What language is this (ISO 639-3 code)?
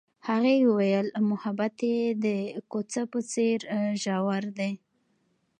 pus